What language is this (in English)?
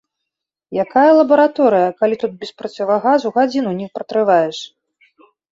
Belarusian